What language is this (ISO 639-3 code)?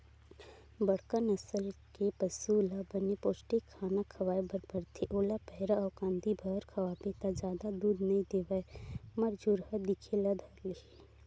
hne